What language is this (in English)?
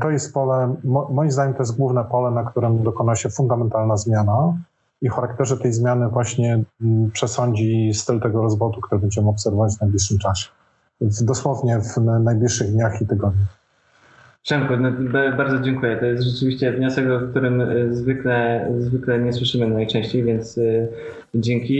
Polish